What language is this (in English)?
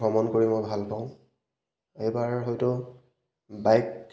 Assamese